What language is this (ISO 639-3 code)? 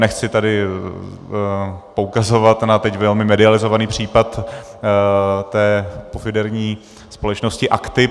ces